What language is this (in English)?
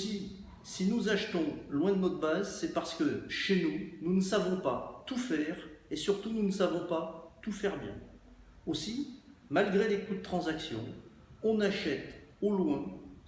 French